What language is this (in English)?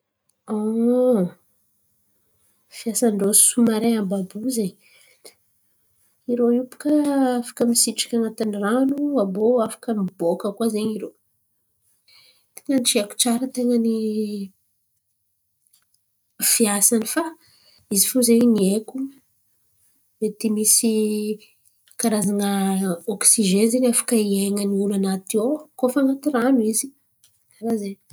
Antankarana Malagasy